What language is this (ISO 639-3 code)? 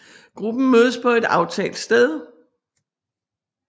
dan